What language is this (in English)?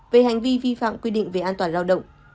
Vietnamese